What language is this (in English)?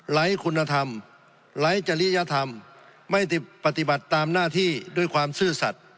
Thai